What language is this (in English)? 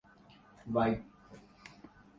Urdu